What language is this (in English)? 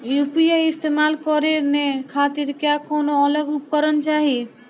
Bhojpuri